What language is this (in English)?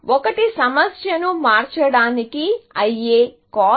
Telugu